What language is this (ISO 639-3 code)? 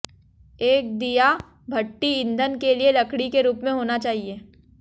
hin